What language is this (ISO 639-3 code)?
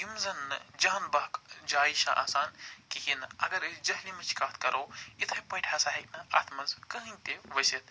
kas